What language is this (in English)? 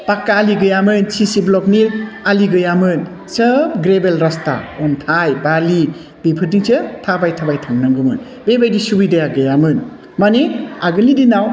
Bodo